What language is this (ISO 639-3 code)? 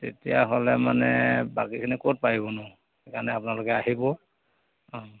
asm